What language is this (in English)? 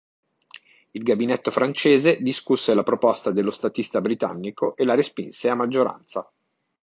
Italian